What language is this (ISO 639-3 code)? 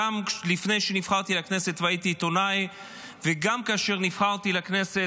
heb